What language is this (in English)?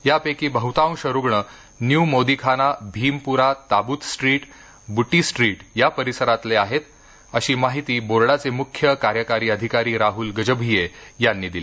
Marathi